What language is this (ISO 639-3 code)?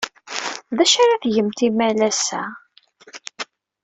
kab